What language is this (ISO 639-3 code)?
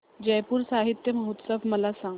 mar